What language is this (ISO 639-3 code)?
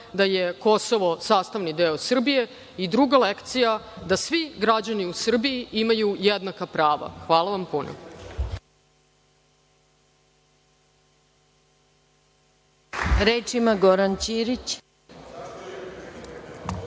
srp